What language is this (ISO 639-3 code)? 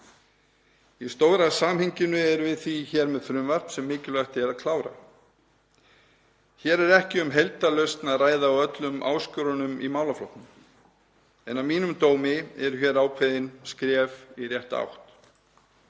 isl